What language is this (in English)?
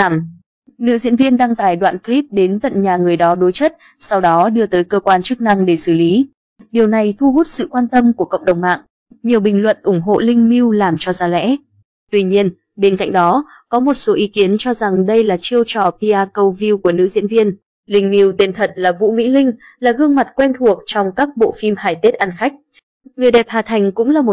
Vietnamese